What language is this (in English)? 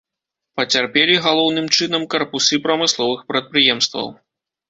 Belarusian